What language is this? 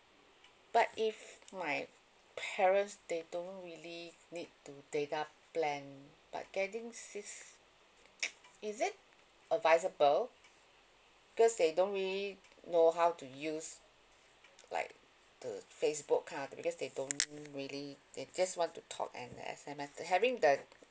English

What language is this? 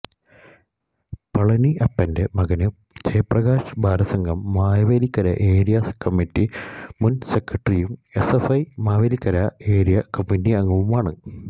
Malayalam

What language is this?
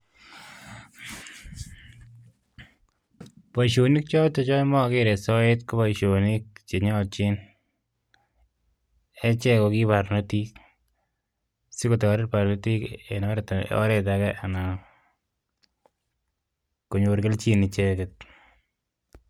Kalenjin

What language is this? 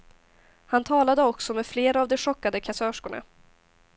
Swedish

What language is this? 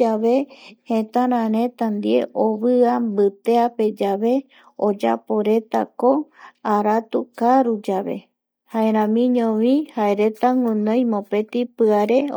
Eastern Bolivian Guaraní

